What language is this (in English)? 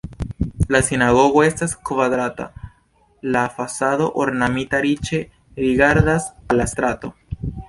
Esperanto